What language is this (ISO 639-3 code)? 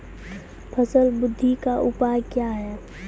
mai